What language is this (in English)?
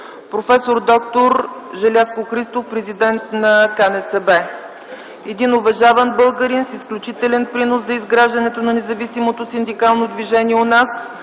Bulgarian